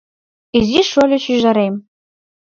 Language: Mari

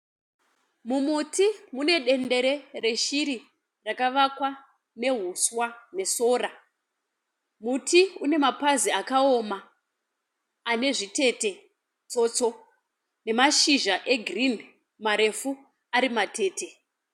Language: Shona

